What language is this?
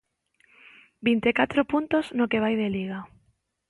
Galician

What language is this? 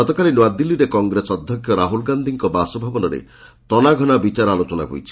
Odia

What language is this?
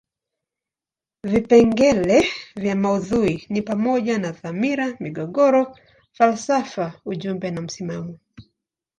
Swahili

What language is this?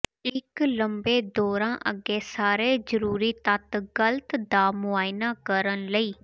Punjabi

